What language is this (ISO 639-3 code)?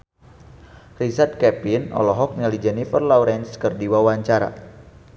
sun